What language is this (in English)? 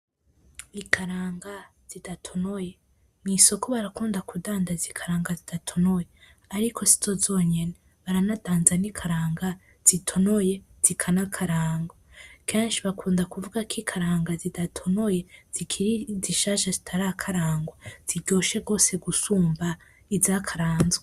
Rundi